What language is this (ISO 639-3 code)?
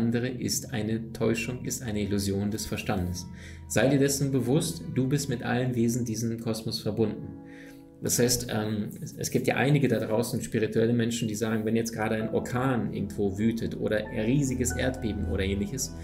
deu